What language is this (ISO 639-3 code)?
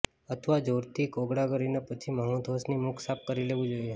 guj